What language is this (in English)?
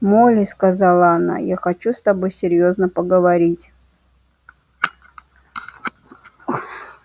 Russian